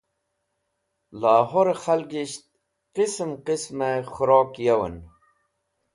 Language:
Wakhi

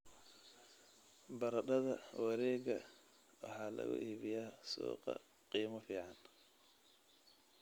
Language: Somali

